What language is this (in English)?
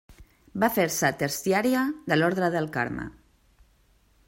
Catalan